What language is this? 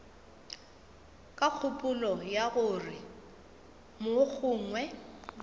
Northern Sotho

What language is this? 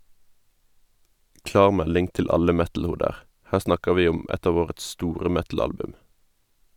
Norwegian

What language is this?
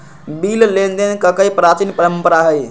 Magahi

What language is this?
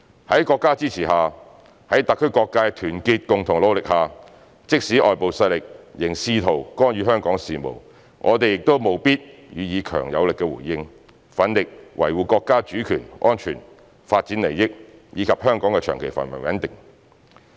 Cantonese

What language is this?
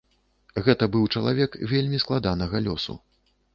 Belarusian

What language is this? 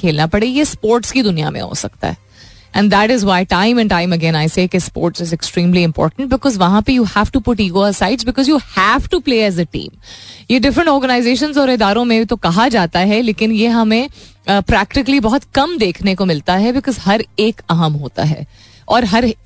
Hindi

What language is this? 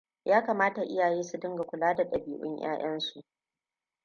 Hausa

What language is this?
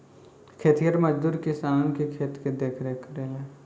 Bhojpuri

